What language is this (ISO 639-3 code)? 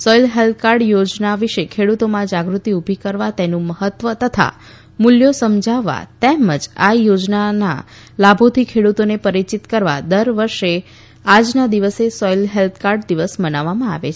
guj